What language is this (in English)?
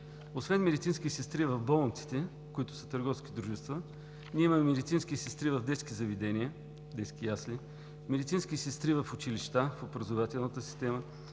Bulgarian